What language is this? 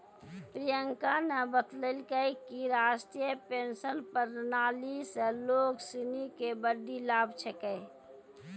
Maithili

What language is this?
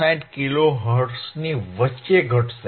Gujarati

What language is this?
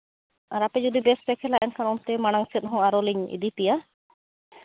Santali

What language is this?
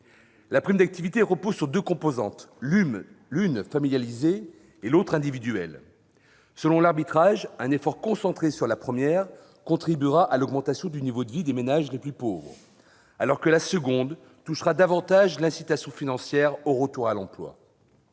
French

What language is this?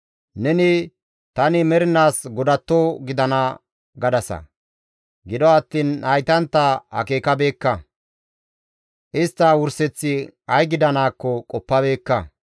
Gamo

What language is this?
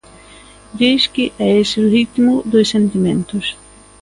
Galician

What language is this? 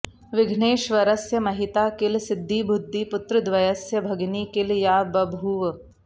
Sanskrit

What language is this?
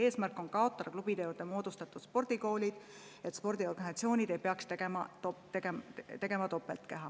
Estonian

